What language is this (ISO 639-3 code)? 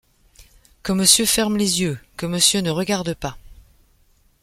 fra